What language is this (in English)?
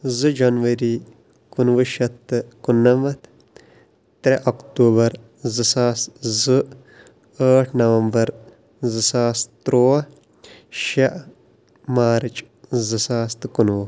Kashmiri